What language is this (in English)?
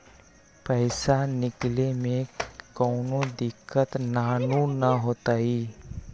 Magahi